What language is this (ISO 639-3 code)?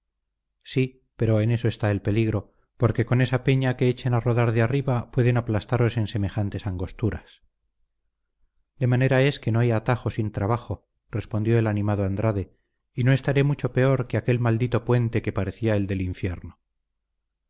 spa